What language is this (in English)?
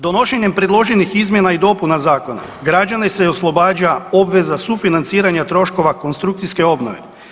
Croatian